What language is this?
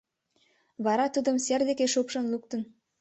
Mari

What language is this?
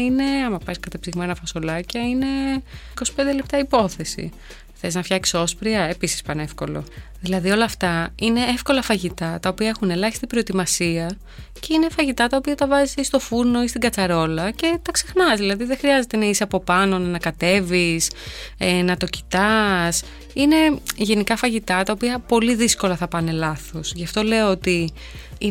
Greek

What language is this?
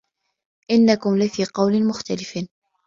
Arabic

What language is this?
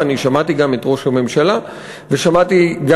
Hebrew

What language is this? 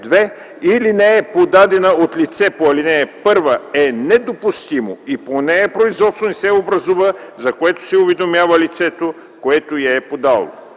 Bulgarian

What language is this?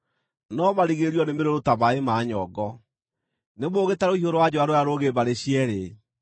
Kikuyu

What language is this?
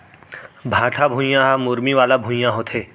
Chhattisgarhi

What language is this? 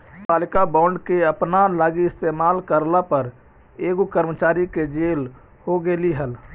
Magahi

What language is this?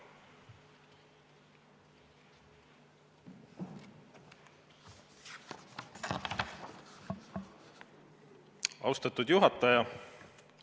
Estonian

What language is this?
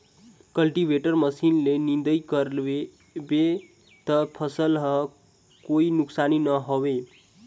Chhattisgarhi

